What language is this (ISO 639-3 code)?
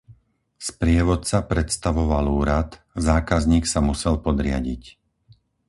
slk